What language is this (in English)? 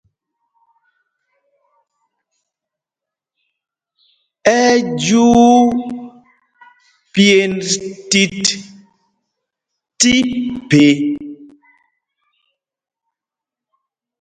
Mpumpong